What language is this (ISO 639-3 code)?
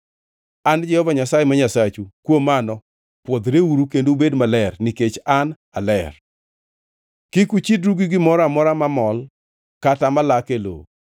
luo